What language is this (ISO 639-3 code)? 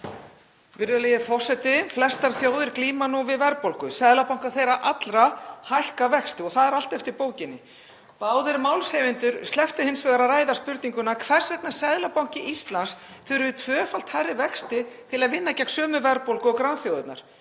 isl